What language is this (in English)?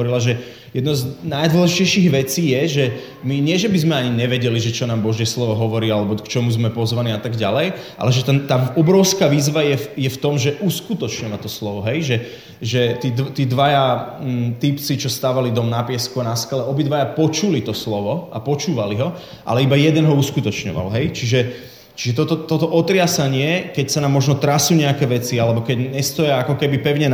Slovak